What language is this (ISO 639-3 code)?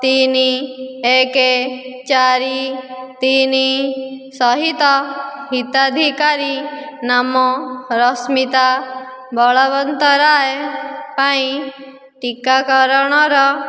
ori